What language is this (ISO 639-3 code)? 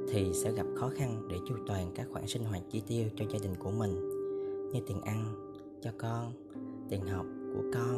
vie